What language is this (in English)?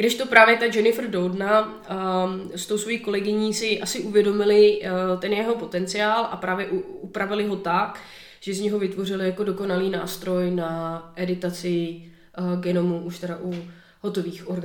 Czech